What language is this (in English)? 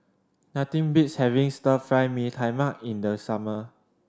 English